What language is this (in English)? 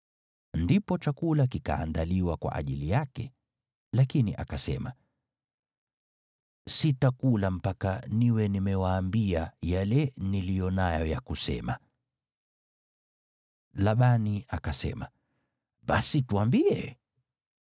Swahili